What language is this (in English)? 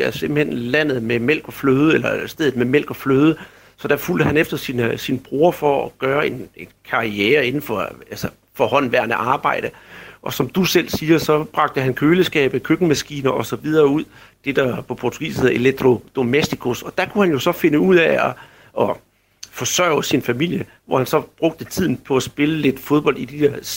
Danish